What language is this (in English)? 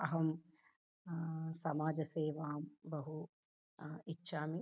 Sanskrit